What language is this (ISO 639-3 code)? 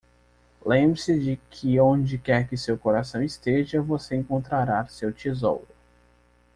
por